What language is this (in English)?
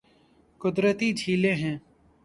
Urdu